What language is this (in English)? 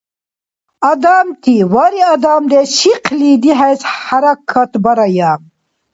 Dargwa